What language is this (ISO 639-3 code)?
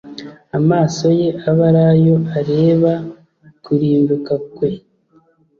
kin